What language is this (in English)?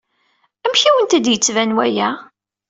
Kabyle